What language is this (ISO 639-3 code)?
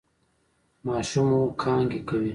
pus